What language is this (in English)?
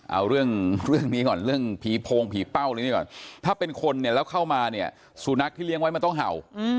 Thai